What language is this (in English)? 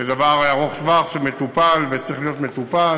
Hebrew